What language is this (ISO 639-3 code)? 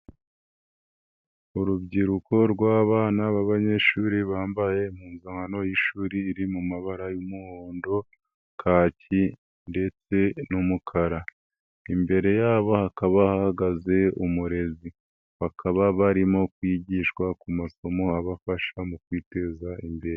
kin